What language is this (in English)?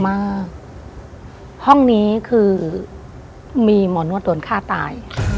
Thai